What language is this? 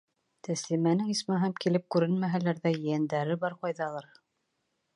Bashkir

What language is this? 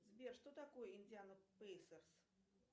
Russian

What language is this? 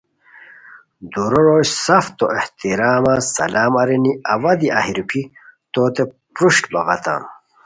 Khowar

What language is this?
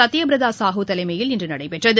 Tamil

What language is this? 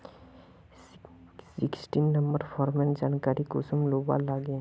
Magahi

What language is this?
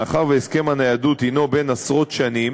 Hebrew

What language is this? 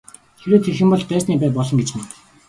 Mongolian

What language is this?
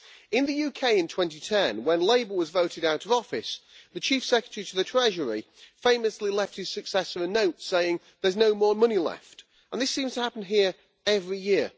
English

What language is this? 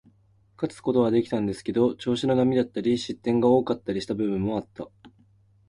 Japanese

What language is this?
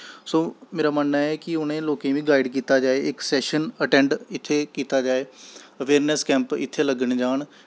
Dogri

